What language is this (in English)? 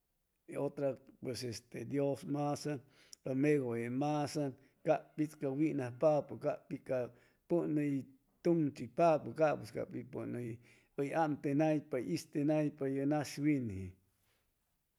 Chimalapa Zoque